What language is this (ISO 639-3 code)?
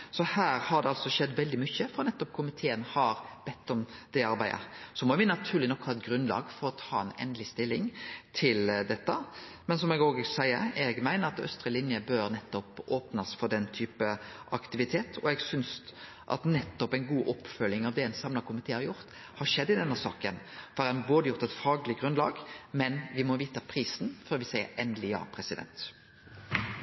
nno